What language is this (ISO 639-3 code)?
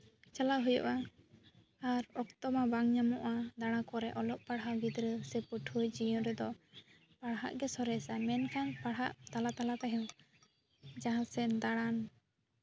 sat